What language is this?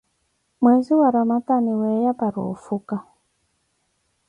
Koti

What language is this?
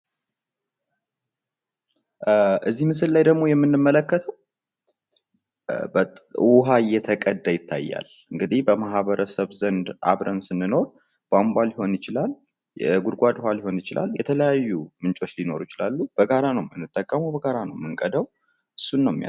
Amharic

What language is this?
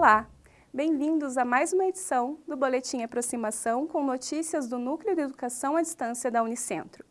Portuguese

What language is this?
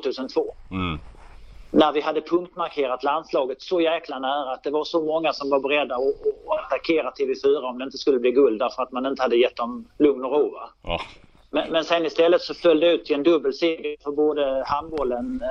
Swedish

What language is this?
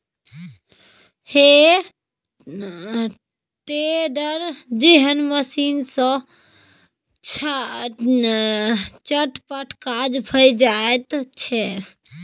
Maithili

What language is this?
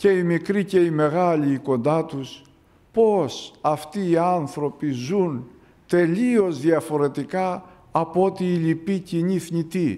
Greek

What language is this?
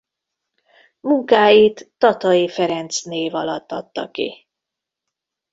Hungarian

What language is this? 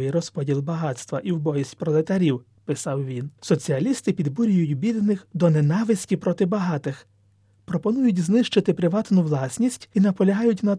Ukrainian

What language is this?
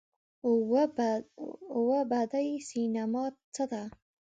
Pashto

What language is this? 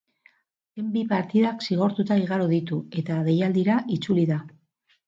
Basque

